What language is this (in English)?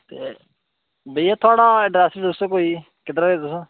Dogri